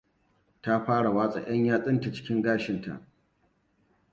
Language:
Hausa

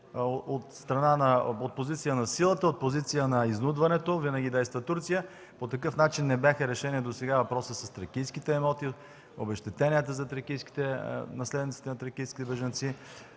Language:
Bulgarian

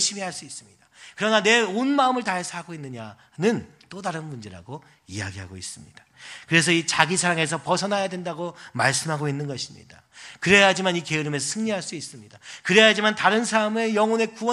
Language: Korean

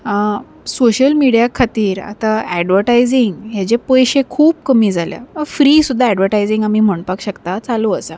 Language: Konkani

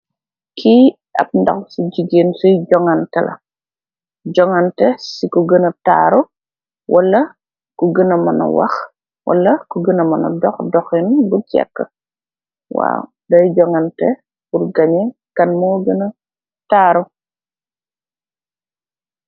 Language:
Wolof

